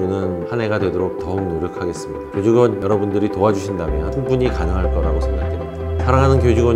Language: Korean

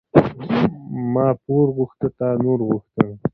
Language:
Pashto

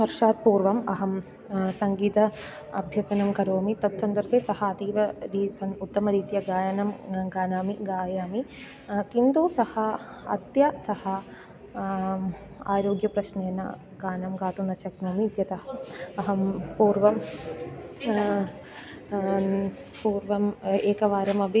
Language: Sanskrit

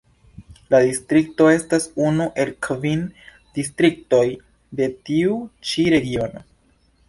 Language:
Esperanto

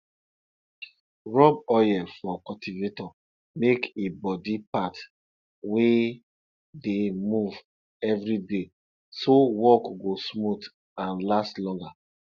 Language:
Nigerian Pidgin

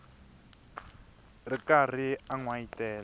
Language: Tsonga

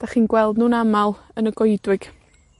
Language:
Welsh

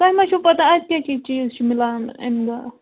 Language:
Kashmiri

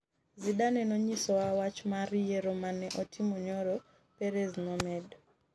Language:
Luo (Kenya and Tanzania)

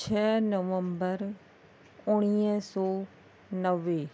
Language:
Sindhi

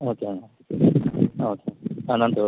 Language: Tamil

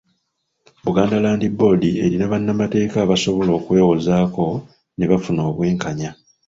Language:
Ganda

